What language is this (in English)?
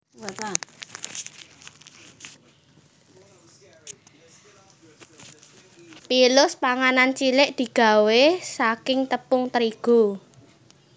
Javanese